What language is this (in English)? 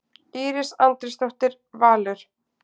Icelandic